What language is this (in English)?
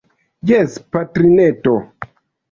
Esperanto